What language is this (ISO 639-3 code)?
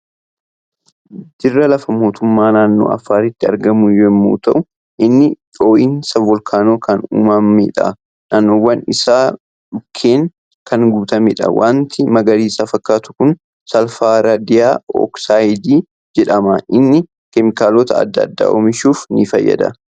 orm